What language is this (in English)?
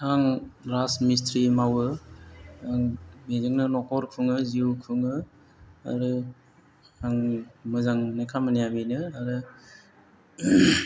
Bodo